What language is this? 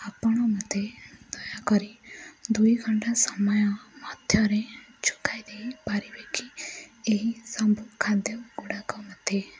Odia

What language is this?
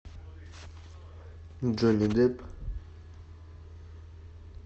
Russian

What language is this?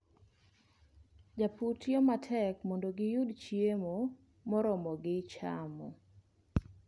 Luo (Kenya and Tanzania)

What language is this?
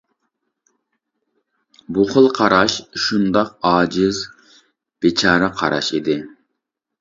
Uyghur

